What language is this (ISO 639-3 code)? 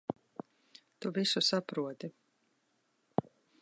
lav